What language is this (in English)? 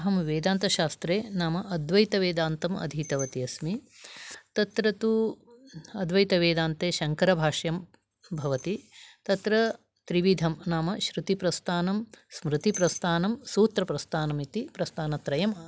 Sanskrit